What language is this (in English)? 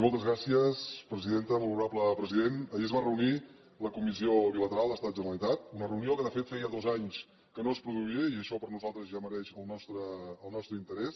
Catalan